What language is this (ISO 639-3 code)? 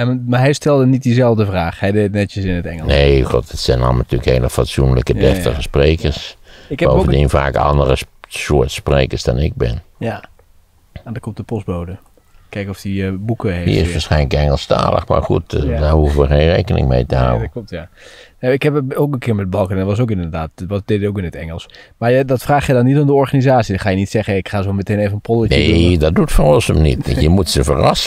nld